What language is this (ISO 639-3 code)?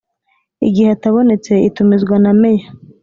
kin